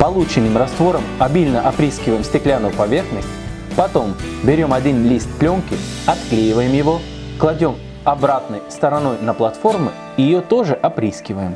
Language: Russian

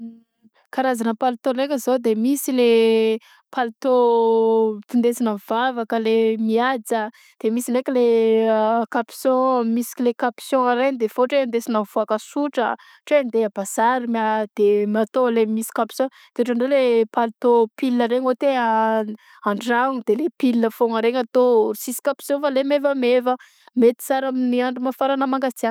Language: Southern Betsimisaraka Malagasy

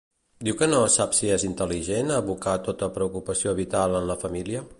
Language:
Catalan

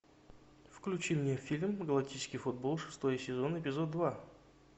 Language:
Russian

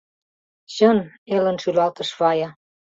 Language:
Mari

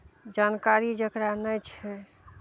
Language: Maithili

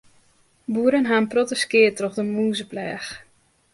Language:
Western Frisian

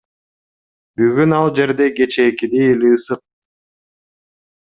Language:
Kyrgyz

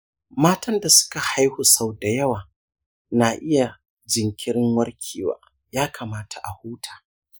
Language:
Hausa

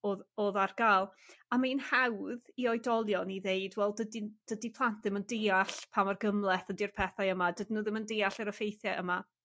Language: Welsh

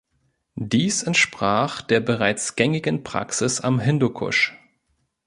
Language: German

